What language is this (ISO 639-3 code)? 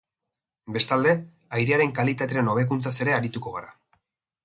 eus